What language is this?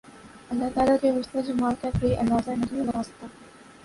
Urdu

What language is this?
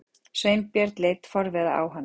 Icelandic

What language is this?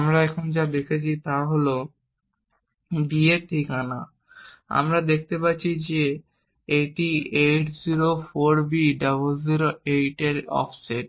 Bangla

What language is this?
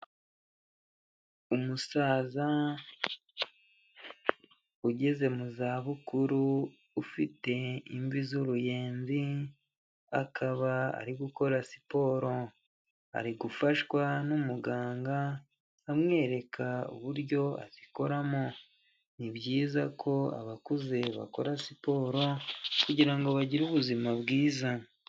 Kinyarwanda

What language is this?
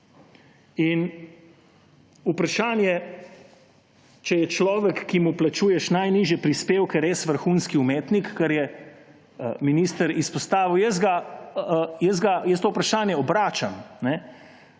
Slovenian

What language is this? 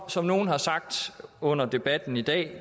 Danish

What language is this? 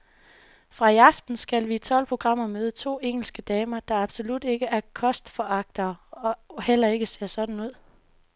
Danish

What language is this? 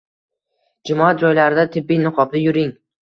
Uzbek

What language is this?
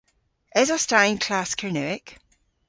Cornish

